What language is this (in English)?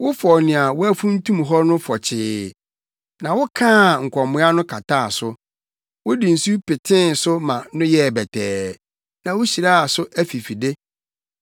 Akan